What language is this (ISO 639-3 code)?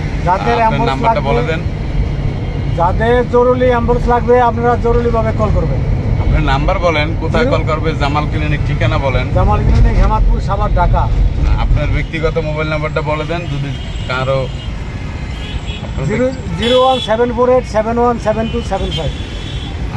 ron